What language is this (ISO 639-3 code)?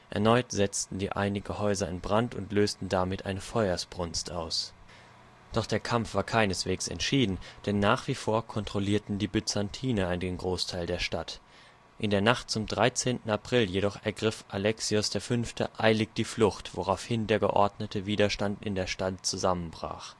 deu